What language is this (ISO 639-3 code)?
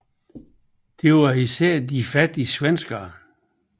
dan